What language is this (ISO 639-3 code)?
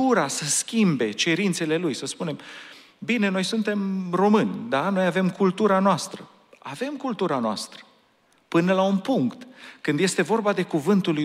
ron